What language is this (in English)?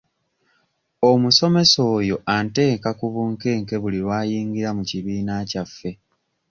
Ganda